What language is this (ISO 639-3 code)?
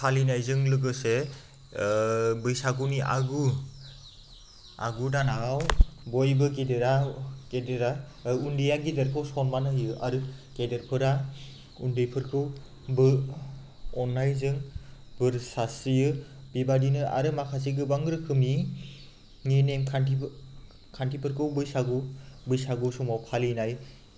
brx